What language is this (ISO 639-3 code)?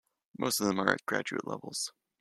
eng